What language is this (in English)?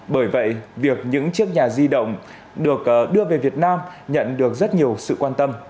Vietnamese